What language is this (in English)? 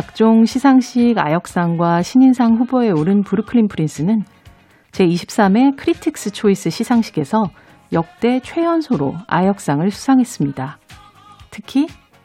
Korean